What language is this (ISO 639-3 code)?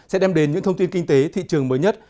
vie